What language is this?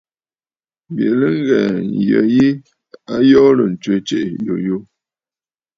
Bafut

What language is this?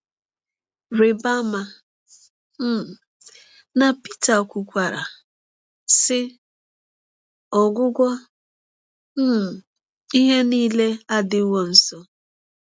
Igbo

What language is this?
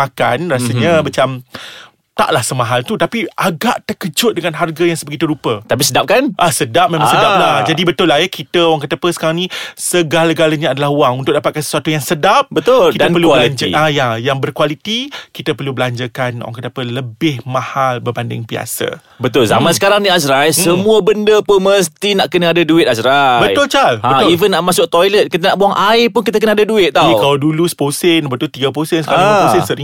Malay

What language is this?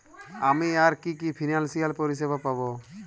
Bangla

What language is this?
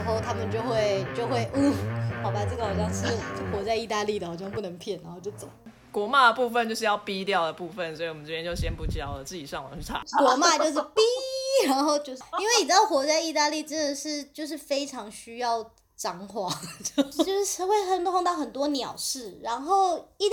Chinese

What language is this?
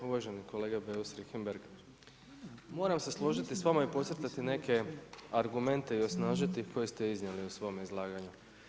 Croatian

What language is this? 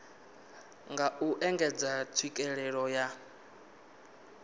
Venda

